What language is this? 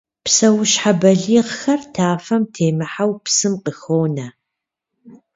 Kabardian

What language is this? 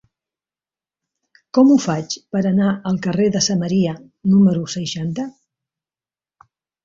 Catalan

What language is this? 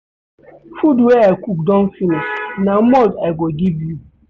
Nigerian Pidgin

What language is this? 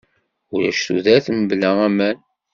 Kabyle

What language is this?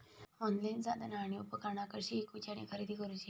Marathi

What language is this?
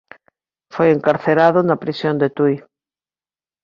Galician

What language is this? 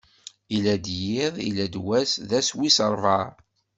Kabyle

